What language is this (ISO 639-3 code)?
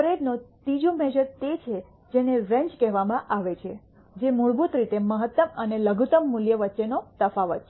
guj